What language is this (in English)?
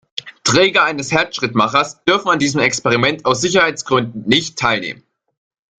German